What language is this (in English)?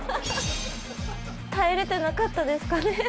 Japanese